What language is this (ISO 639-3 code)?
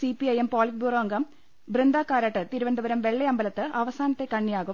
mal